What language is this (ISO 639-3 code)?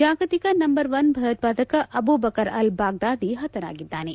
kan